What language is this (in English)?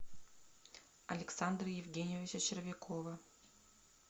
Russian